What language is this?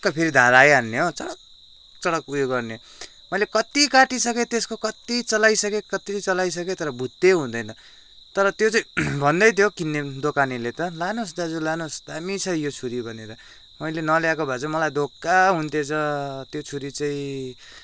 Nepali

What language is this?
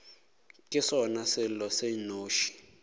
Northern Sotho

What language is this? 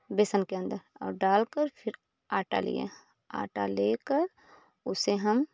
Hindi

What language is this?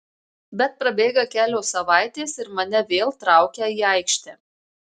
Lithuanian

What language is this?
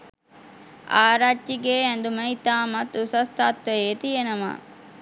Sinhala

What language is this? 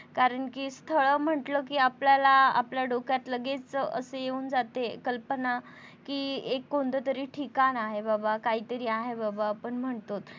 Marathi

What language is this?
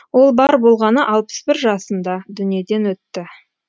Kazakh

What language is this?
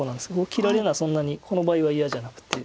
Japanese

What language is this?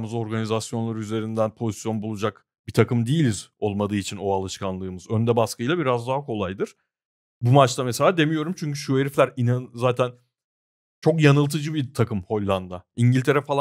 Turkish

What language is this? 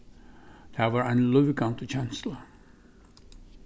Faroese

